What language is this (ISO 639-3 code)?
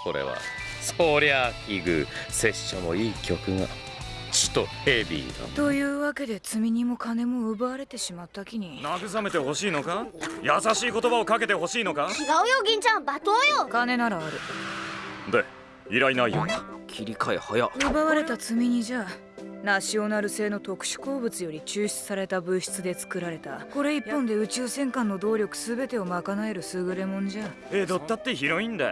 jpn